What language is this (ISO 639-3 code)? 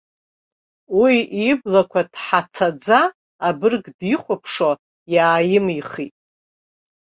abk